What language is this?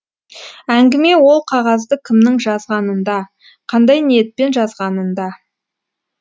Kazakh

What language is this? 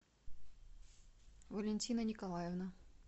Russian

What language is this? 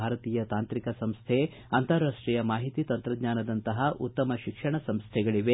Kannada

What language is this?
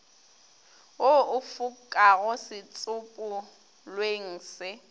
Northern Sotho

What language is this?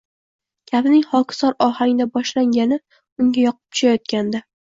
Uzbek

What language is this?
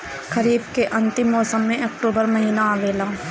Bhojpuri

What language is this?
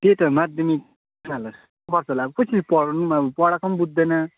Nepali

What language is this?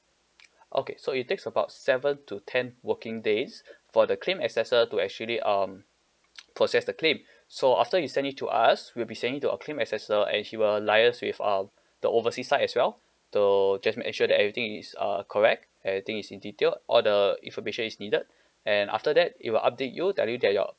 English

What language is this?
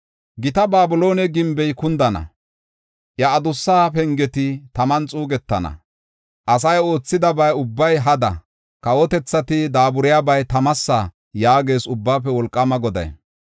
Gofa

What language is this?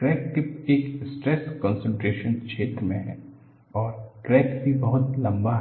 Hindi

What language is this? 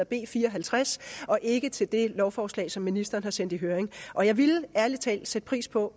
Danish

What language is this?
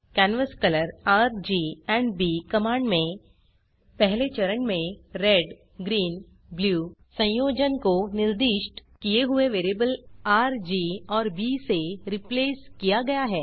Hindi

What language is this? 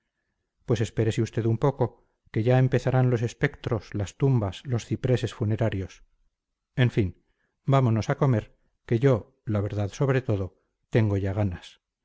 Spanish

